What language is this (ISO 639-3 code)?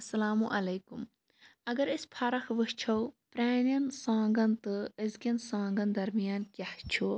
kas